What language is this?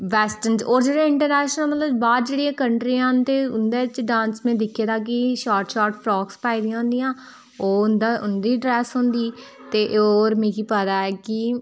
Dogri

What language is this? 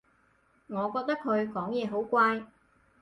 Cantonese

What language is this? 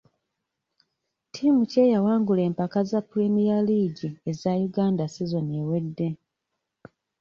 Ganda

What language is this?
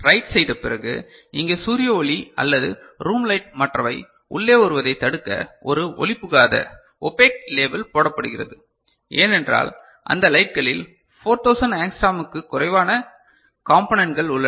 Tamil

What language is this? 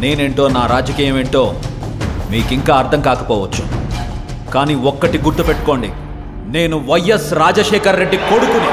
Telugu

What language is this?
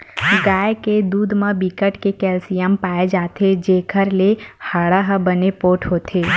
Chhattisgarhi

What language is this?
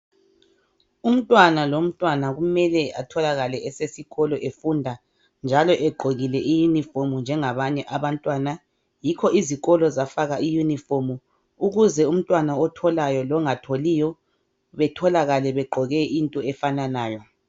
North Ndebele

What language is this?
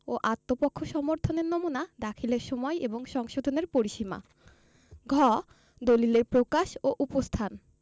Bangla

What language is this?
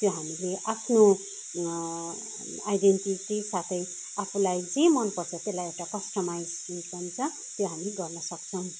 Nepali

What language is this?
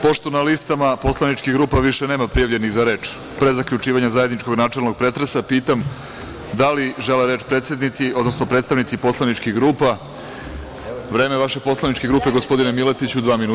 Serbian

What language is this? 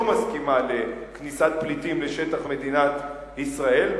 Hebrew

